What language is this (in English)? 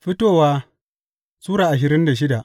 Hausa